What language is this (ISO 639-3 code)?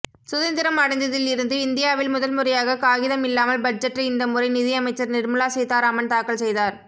tam